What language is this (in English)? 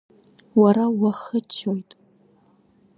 Abkhazian